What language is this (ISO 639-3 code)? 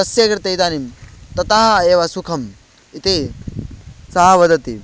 san